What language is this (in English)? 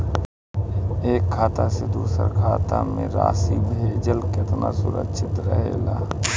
Bhojpuri